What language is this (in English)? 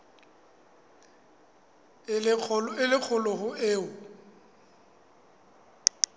Southern Sotho